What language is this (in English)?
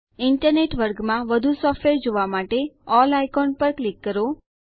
Gujarati